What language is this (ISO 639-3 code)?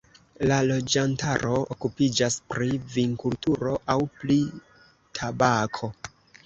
epo